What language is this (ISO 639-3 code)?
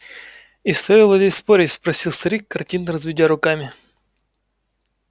rus